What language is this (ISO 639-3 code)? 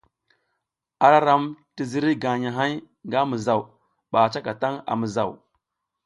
giz